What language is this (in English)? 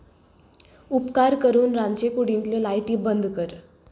Konkani